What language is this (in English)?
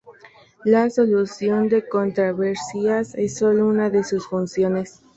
Spanish